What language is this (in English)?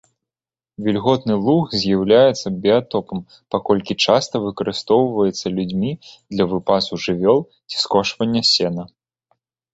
Belarusian